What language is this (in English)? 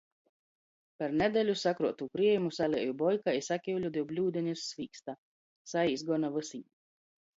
Latgalian